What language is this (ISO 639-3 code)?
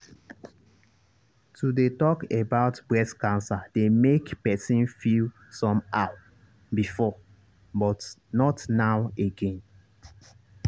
pcm